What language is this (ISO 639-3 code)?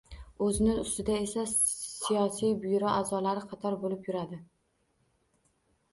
uzb